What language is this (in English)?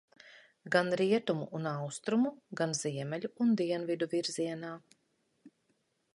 Latvian